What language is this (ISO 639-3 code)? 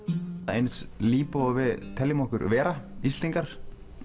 isl